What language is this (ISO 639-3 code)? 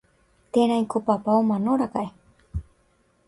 grn